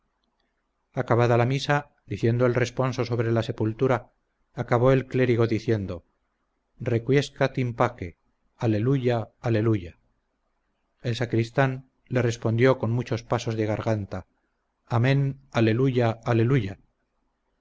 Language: Spanish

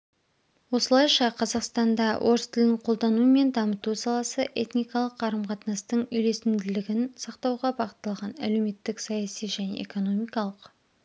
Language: Kazakh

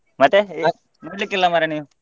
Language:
Kannada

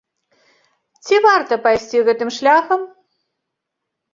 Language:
Belarusian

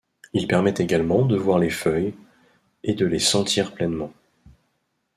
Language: French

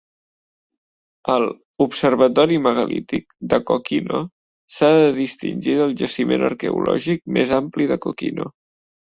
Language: Catalan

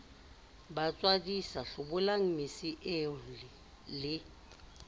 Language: Southern Sotho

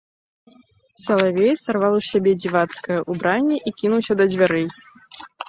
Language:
Belarusian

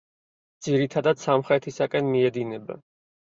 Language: Georgian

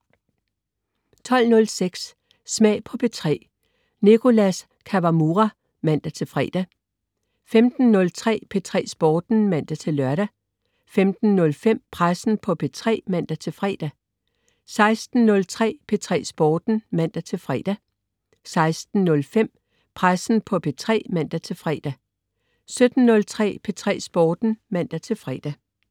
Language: Danish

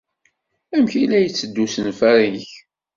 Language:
Kabyle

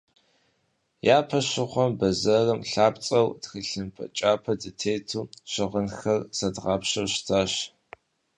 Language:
Kabardian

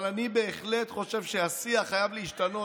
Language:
Hebrew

